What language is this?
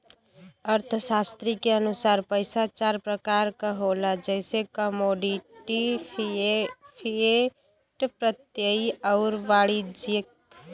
Bhojpuri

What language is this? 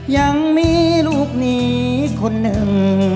Thai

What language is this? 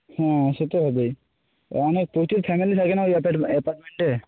Bangla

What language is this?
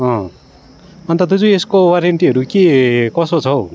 Nepali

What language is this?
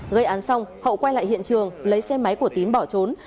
Vietnamese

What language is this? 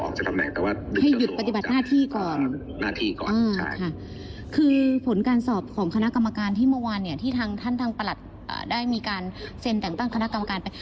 Thai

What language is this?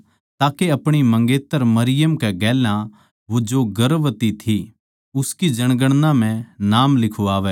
Haryanvi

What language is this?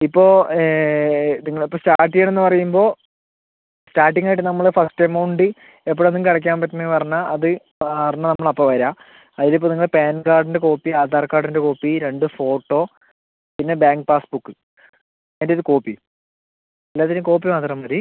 Malayalam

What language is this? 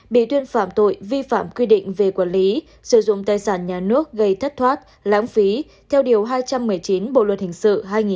Vietnamese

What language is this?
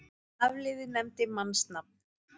Icelandic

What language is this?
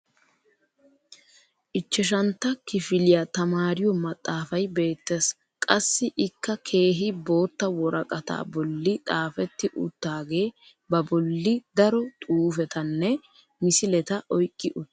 Wolaytta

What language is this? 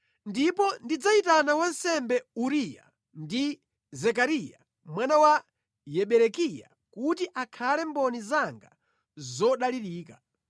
Nyanja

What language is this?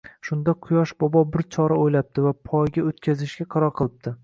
Uzbek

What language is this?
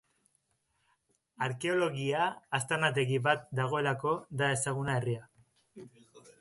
Basque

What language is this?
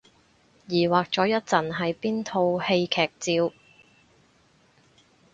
Cantonese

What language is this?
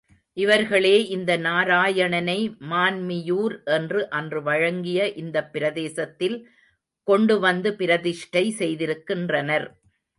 Tamil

